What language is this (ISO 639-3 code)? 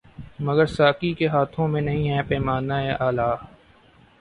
urd